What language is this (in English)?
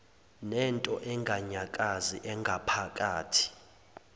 Zulu